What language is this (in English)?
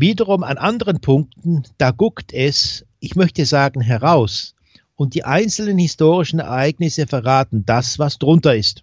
German